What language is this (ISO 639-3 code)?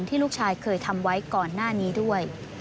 tha